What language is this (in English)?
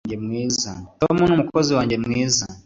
Kinyarwanda